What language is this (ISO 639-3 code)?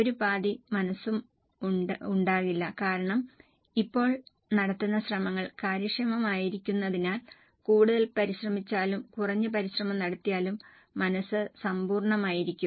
mal